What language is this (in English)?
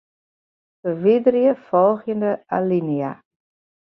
Western Frisian